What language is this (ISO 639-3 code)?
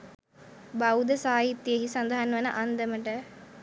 sin